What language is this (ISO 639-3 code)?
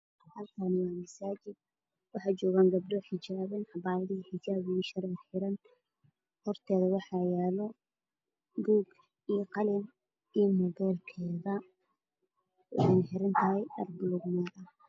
som